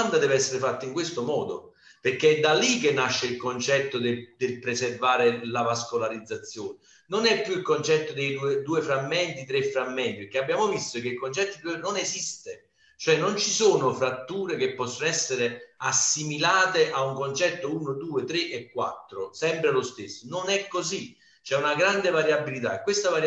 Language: Italian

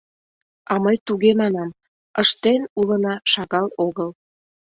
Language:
Mari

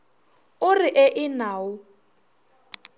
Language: Northern Sotho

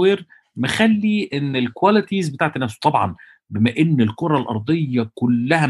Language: Arabic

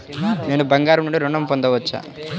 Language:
Telugu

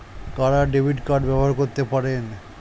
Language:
Bangla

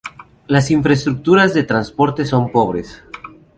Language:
Spanish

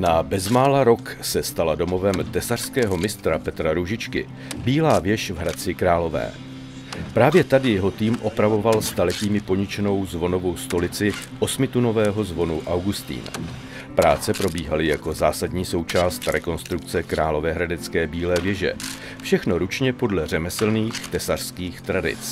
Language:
Czech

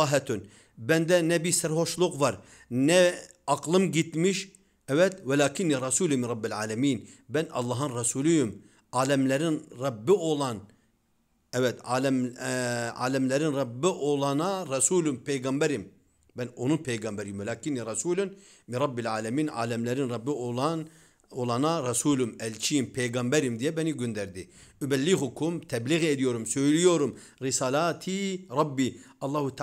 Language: Turkish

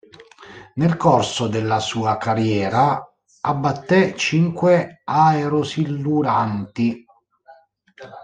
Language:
Italian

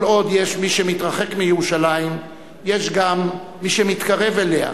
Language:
Hebrew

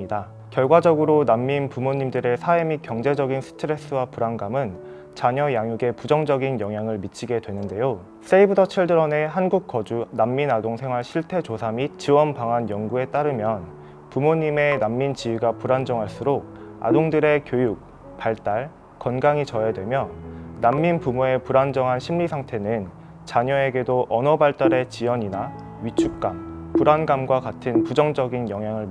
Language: Korean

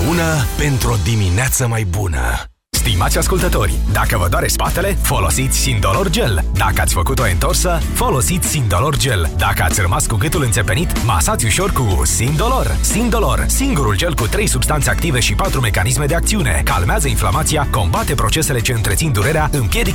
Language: Romanian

